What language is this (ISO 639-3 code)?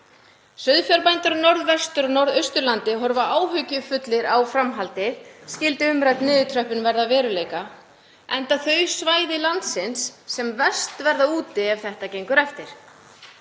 isl